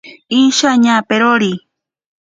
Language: Ashéninka Perené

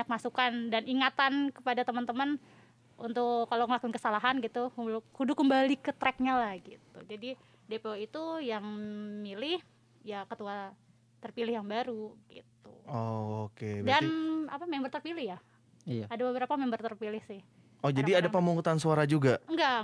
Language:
Indonesian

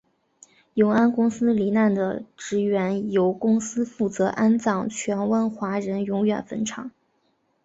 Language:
Chinese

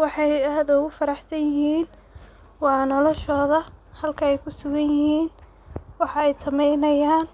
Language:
Somali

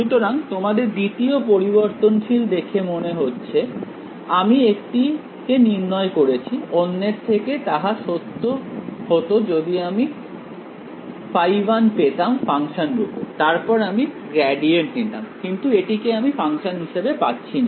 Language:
Bangla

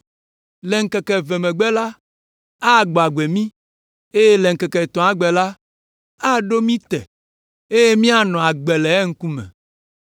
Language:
Ewe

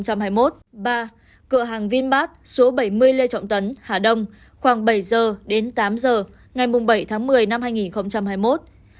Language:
Vietnamese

